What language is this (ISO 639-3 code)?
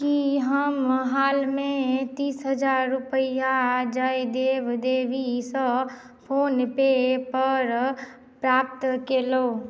mai